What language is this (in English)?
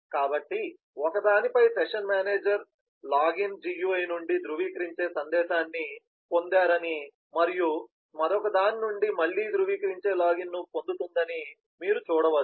Telugu